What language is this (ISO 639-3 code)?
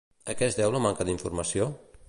cat